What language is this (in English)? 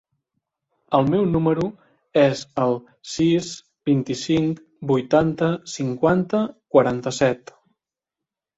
Catalan